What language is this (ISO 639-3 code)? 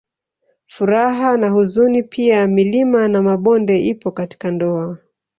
swa